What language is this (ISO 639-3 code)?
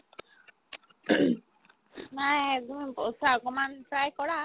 asm